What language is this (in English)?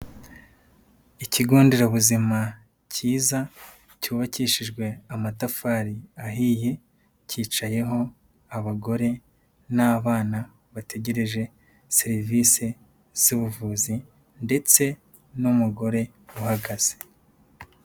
Kinyarwanda